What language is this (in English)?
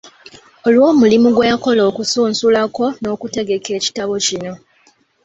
Ganda